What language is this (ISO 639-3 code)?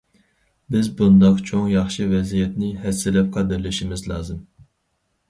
uig